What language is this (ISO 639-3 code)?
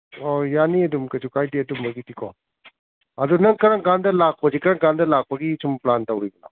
mni